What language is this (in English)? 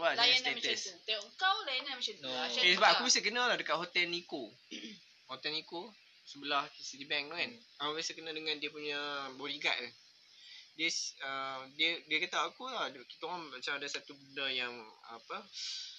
Malay